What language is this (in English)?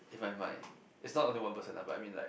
English